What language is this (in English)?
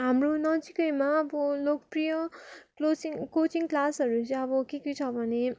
Nepali